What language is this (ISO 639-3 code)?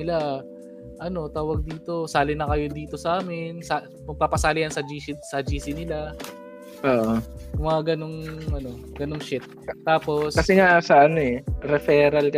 fil